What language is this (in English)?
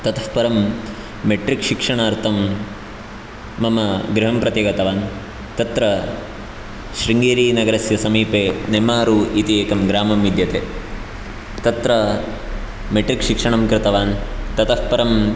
Sanskrit